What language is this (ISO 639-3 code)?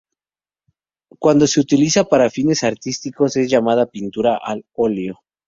spa